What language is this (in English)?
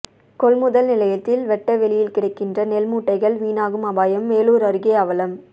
Tamil